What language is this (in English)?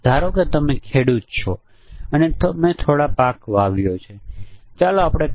Gujarati